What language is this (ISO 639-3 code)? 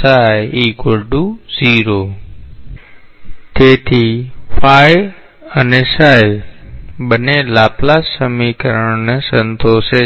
guj